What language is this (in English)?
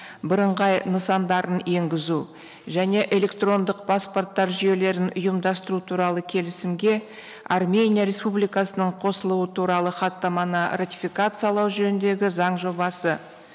Kazakh